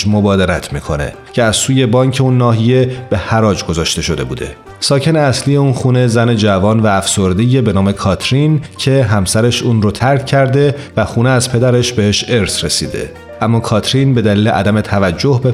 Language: Persian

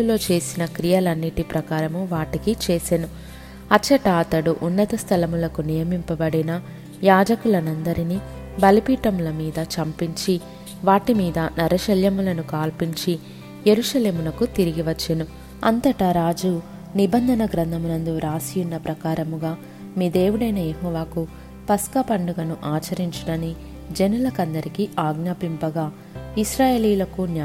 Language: Telugu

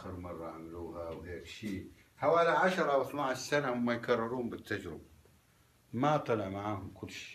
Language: Arabic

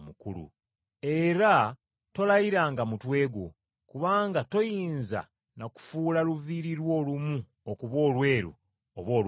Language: Ganda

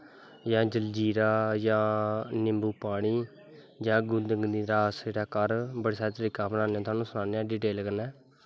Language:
Dogri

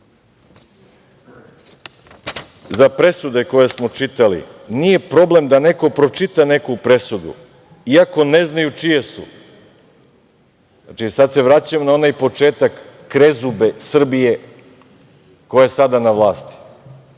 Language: Serbian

